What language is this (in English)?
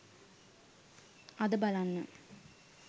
Sinhala